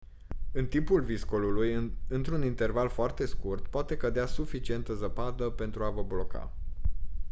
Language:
Romanian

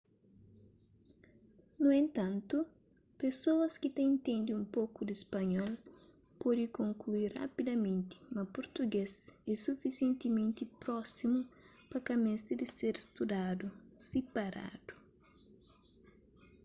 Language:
Kabuverdianu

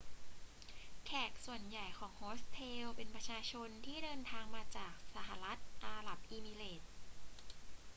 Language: Thai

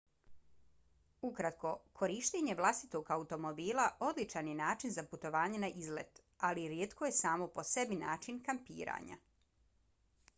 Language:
Bosnian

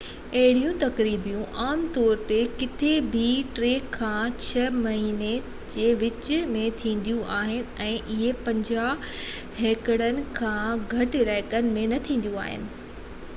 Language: Sindhi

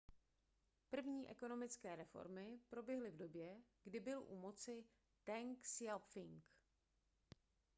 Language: Czech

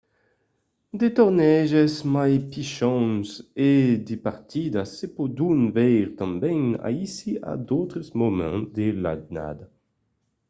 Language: Occitan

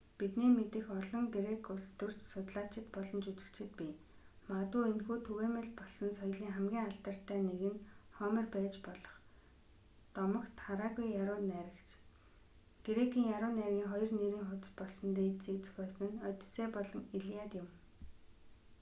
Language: Mongolian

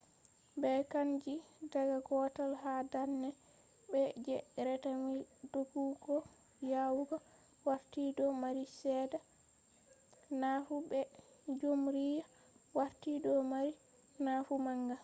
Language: Fula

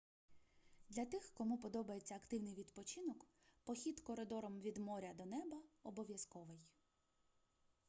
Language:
Ukrainian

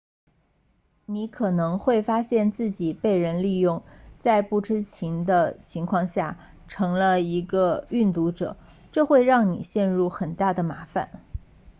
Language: Chinese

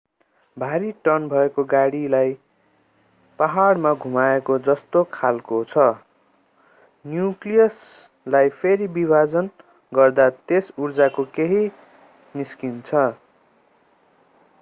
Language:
Nepali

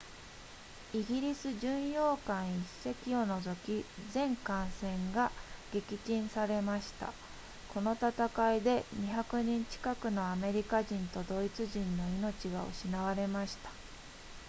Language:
Japanese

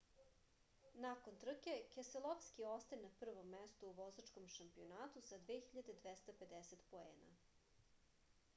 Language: Serbian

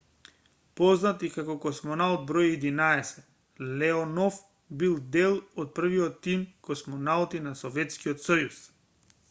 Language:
Macedonian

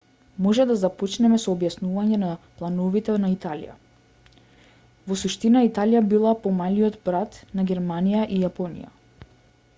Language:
Macedonian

